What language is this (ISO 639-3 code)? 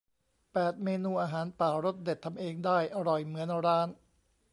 tha